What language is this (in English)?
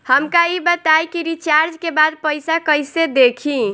Bhojpuri